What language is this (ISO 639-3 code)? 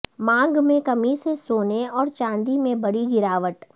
urd